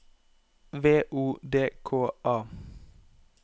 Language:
Norwegian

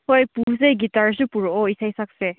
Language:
Manipuri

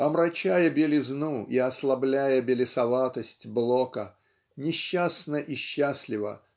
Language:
Russian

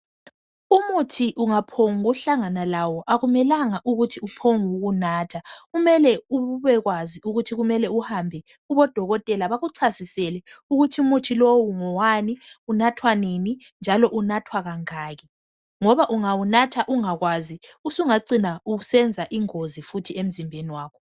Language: North Ndebele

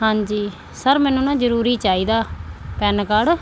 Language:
Punjabi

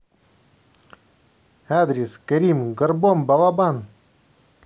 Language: Russian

